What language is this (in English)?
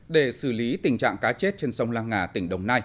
Vietnamese